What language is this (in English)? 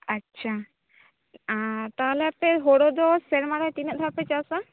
Santali